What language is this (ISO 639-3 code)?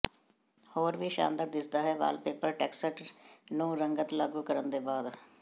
pan